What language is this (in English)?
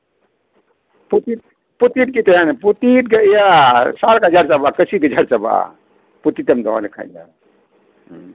Santali